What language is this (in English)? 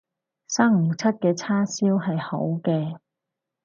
Cantonese